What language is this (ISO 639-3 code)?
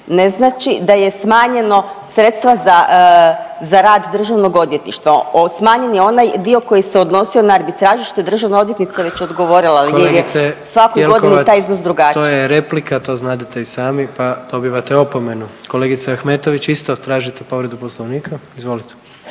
hrv